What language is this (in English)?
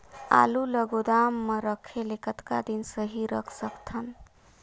Chhattisgarhi